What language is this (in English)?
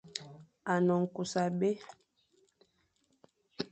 Fang